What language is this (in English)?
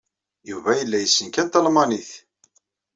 Kabyle